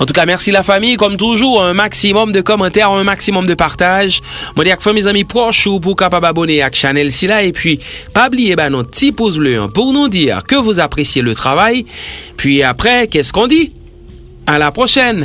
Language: French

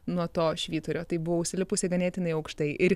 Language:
Lithuanian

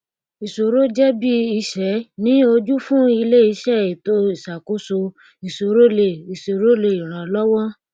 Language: Yoruba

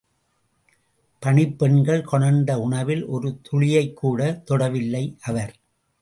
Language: Tamil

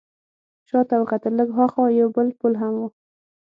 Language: Pashto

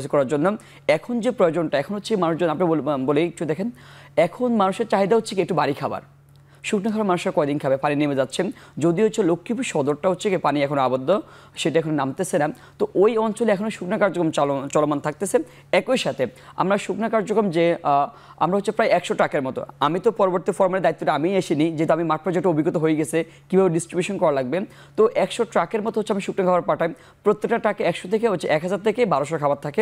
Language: Bangla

